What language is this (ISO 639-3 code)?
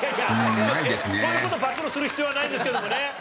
jpn